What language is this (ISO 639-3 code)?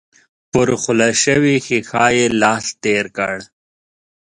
pus